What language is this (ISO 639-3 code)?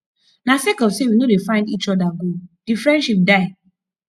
pcm